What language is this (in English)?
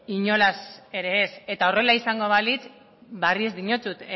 Basque